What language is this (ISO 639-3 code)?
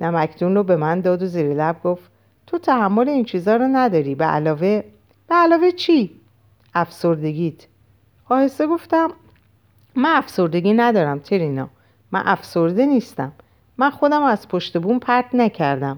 fas